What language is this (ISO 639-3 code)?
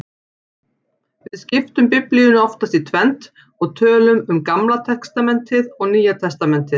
isl